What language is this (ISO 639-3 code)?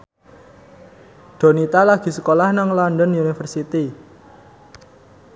jav